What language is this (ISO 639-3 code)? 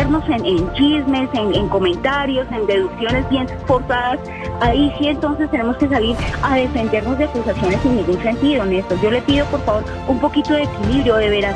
spa